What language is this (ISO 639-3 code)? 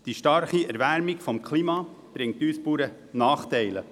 gsw